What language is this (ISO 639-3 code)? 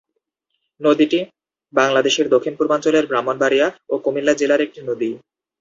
ben